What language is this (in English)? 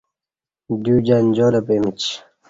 Kati